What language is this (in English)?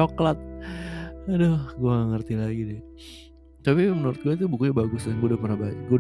Indonesian